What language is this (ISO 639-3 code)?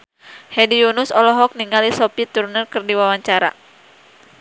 sun